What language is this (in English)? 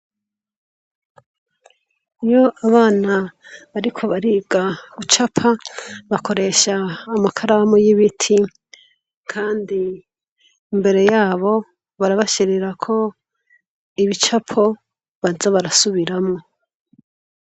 Rundi